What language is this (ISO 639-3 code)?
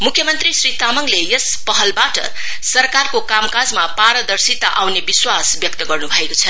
nep